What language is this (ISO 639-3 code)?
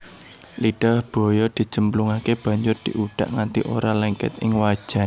jav